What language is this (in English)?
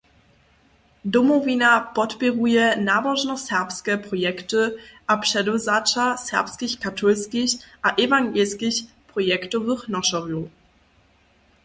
Upper Sorbian